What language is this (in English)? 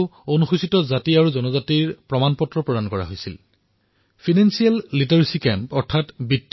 Assamese